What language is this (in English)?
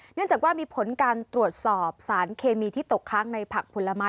Thai